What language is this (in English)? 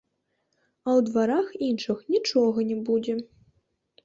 Belarusian